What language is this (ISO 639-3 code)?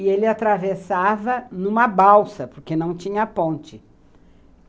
por